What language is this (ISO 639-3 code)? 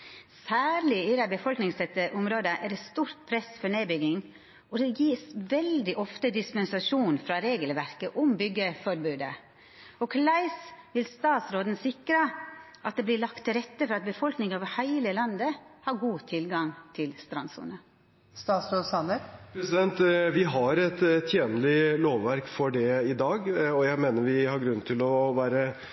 nor